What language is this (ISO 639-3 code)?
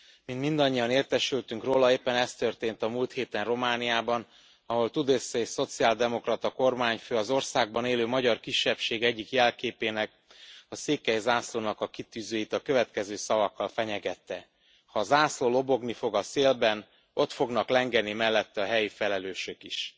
hun